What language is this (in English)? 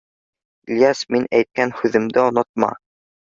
Bashkir